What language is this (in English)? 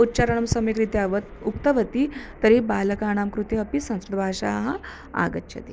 Sanskrit